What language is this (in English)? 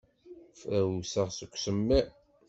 Kabyle